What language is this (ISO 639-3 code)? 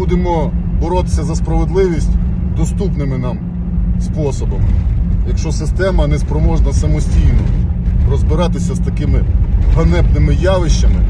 ukr